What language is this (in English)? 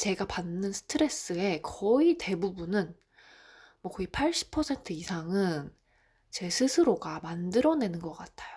Korean